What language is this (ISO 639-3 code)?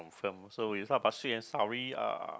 eng